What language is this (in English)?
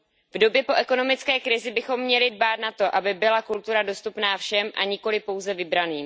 Czech